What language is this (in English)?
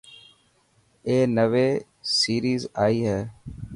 Dhatki